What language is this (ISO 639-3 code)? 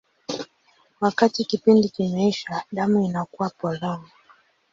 swa